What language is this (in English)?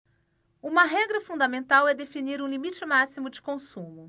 Portuguese